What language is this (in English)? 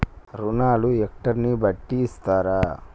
Telugu